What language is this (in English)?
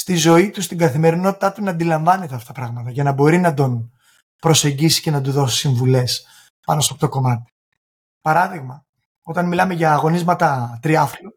Greek